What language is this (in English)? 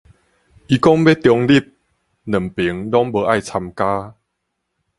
Min Nan Chinese